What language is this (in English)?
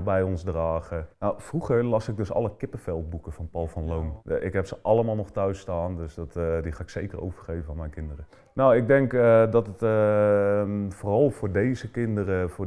Dutch